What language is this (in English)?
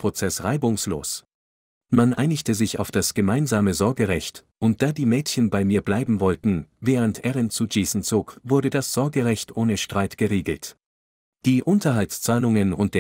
German